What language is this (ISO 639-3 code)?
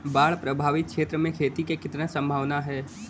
bho